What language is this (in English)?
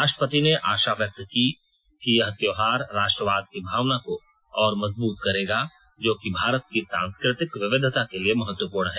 Hindi